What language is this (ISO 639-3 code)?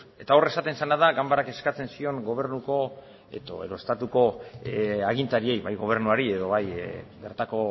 eus